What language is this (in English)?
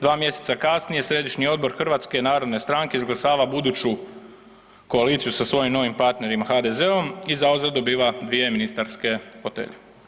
Croatian